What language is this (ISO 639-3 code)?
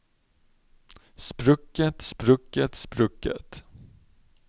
nor